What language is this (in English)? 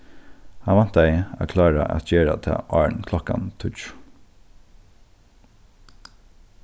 Faroese